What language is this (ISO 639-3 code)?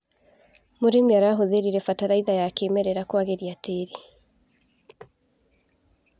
kik